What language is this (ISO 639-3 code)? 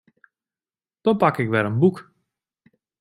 fry